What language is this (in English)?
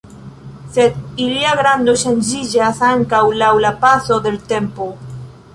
Esperanto